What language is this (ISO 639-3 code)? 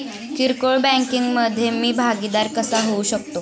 mar